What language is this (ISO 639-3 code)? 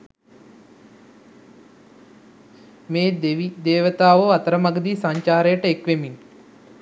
sin